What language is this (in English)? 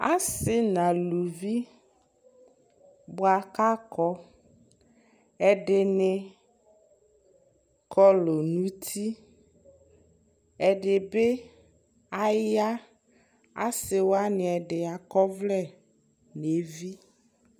Ikposo